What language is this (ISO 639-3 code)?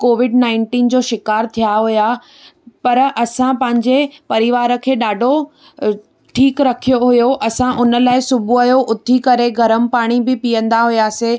snd